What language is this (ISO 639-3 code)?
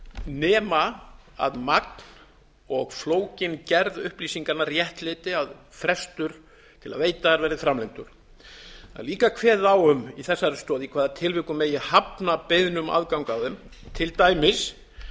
isl